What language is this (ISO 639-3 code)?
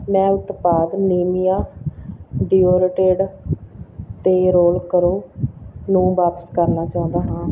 pan